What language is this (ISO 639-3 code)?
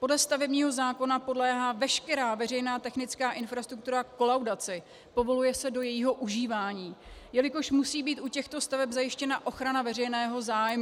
ces